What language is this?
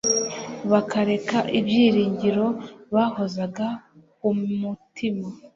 Kinyarwanda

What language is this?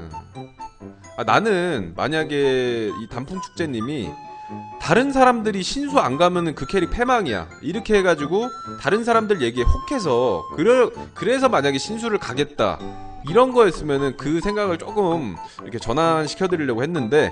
Korean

